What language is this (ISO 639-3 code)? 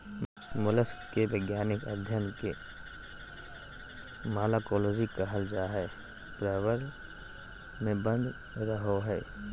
mag